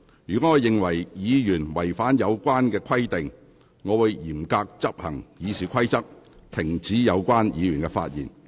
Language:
Cantonese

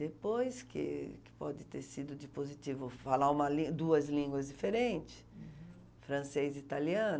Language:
Portuguese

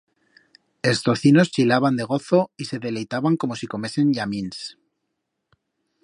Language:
Aragonese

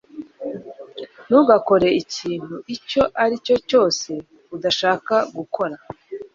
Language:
Kinyarwanda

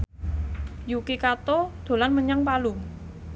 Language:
Javanese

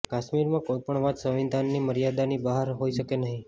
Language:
Gujarati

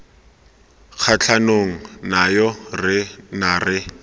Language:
Tswana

